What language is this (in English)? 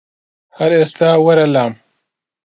Central Kurdish